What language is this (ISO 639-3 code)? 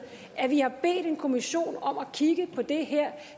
dan